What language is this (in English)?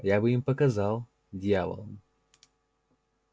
Russian